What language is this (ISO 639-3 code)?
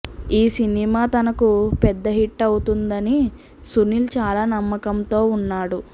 tel